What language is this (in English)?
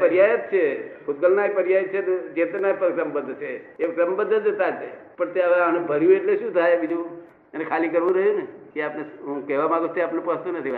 Gujarati